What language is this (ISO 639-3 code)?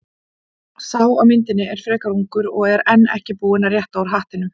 isl